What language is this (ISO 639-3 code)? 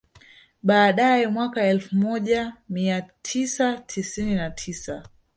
swa